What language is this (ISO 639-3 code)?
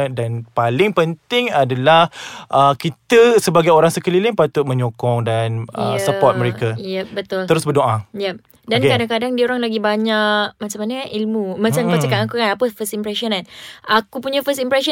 msa